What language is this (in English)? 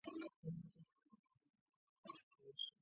Chinese